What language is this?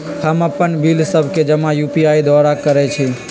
Magahi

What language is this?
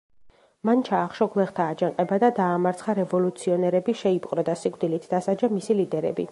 Georgian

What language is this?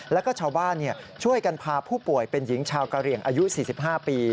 Thai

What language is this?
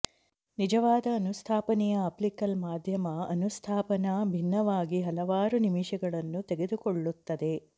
Kannada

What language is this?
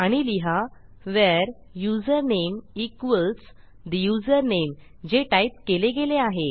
Marathi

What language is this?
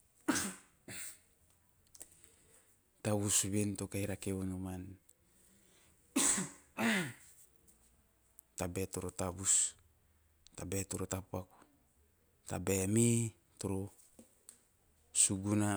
Teop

